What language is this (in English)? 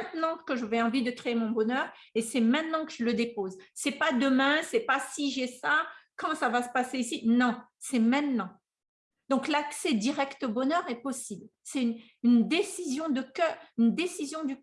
French